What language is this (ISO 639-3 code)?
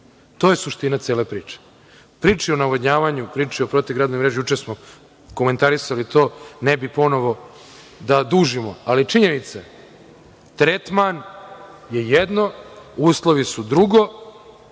srp